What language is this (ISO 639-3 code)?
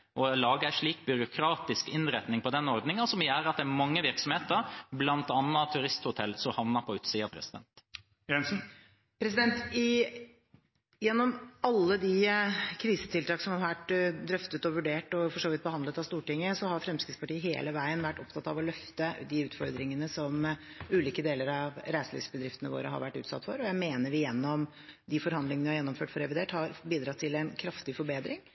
nob